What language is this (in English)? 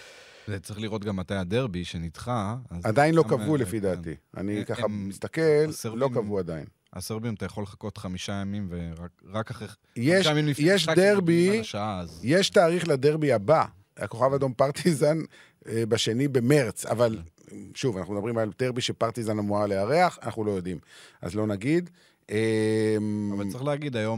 Hebrew